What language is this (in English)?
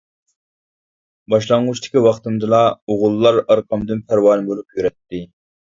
Uyghur